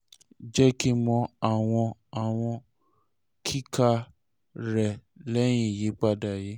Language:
Yoruba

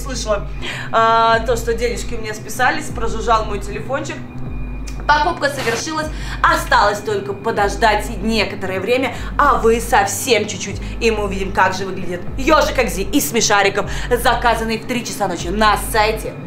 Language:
Russian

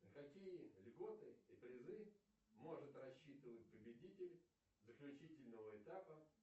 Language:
Russian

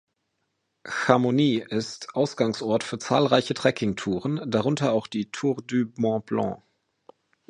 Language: German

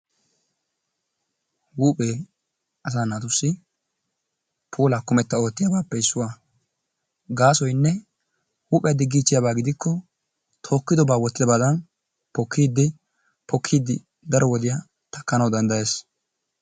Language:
Wolaytta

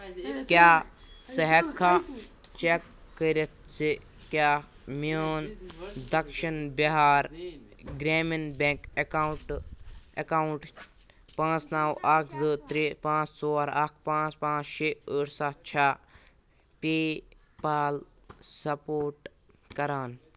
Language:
Kashmiri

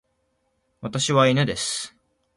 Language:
Japanese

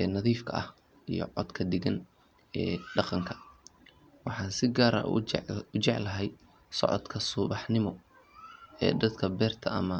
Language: Somali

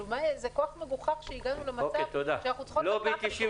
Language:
Hebrew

